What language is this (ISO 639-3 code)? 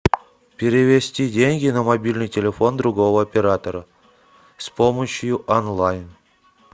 rus